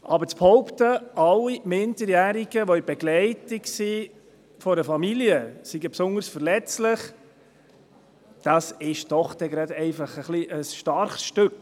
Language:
Swiss German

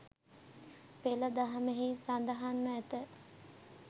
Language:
Sinhala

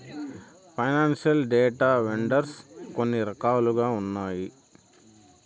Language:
Telugu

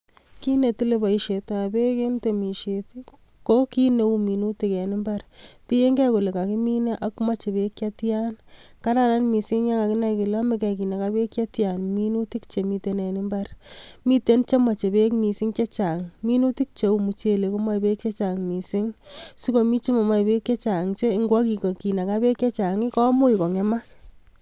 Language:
Kalenjin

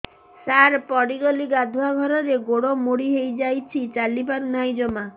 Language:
Odia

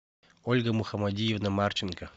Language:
Russian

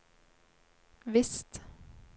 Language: Norwegian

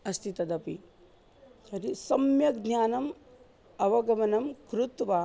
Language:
Sanskrit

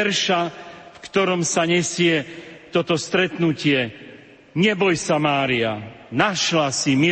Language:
Slovak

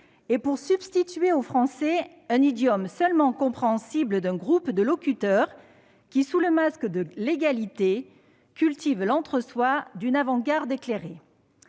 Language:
French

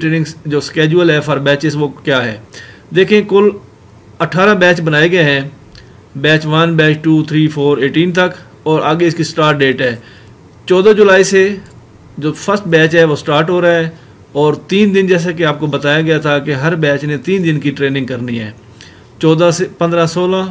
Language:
Korean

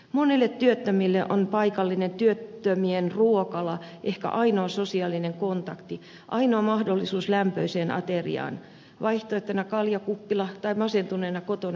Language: Finnish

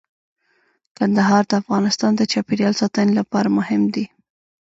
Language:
Pashto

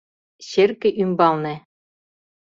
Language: Mari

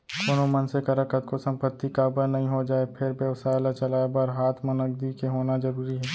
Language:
Chhattisgarhi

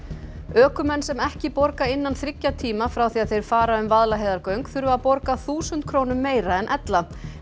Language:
Icelandic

